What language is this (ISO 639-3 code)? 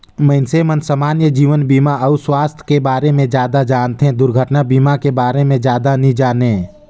hne